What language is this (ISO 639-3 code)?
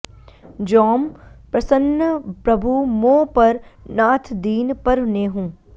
san